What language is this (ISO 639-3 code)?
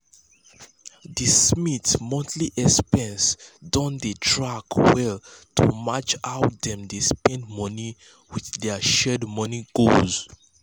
pcm